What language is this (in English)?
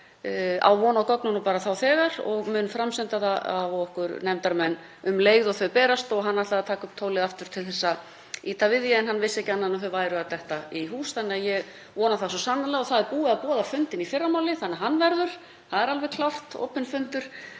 Icelandic